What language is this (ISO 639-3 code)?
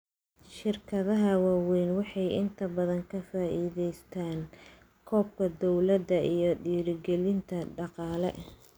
som